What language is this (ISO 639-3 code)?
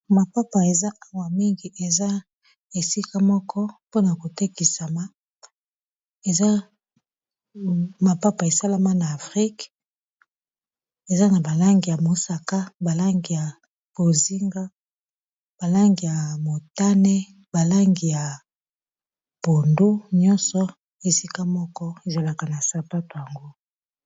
lin